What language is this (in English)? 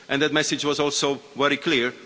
English